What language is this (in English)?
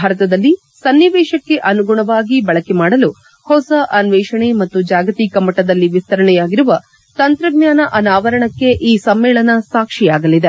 Kannada